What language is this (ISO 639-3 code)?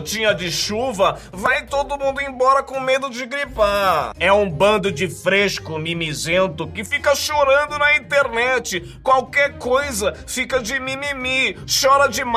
por